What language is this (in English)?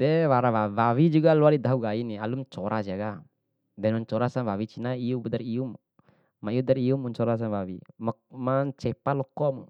Bima